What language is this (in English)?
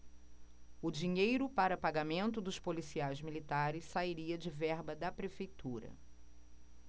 Portuguese